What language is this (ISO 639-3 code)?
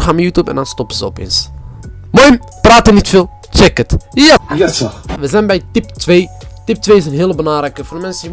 nld